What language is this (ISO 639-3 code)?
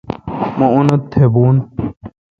xka